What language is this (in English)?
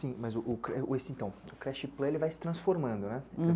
Portuguese